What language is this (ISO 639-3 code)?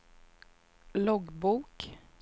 swe